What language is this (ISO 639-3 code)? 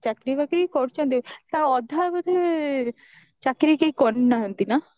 ori